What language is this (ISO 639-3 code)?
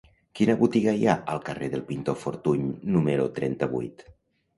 cat